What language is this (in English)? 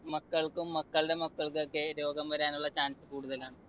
Malayalam